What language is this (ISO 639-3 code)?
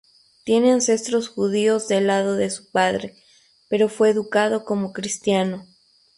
spa